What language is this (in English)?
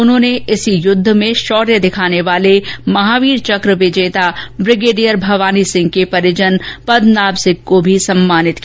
Hindi